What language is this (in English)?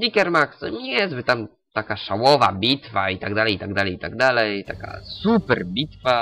Polish